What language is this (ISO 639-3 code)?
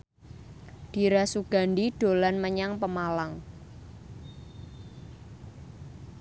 jav